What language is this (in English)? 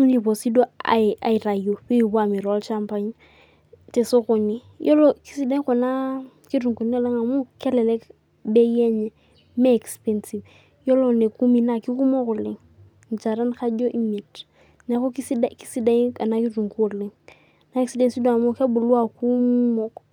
Masai